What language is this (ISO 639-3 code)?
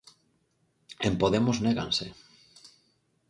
glg